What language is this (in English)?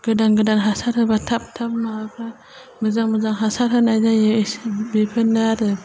Bodo